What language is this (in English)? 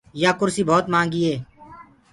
Gurgula